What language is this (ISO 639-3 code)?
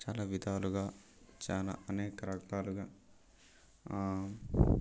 tel